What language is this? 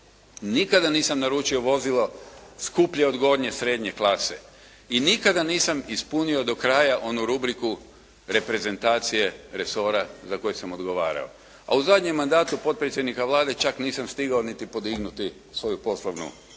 Croatian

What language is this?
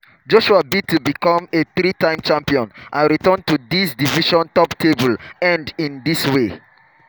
Nigerian Pidgin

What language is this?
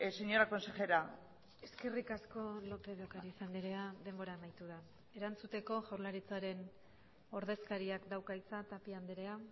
Basque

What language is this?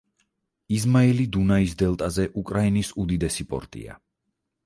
Georgian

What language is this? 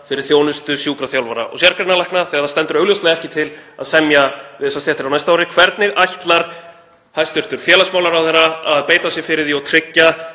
Icelandic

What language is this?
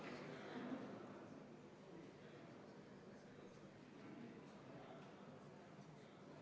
Estonian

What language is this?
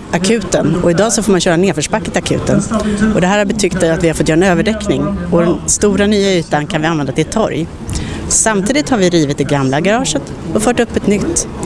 Swedish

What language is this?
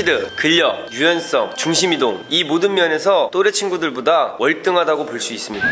Korean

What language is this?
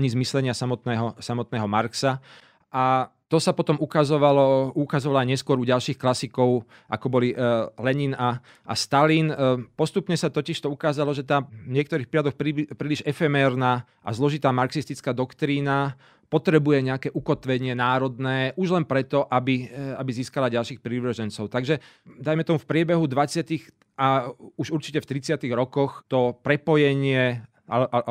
Slovak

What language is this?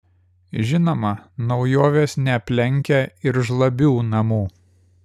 Lithuanian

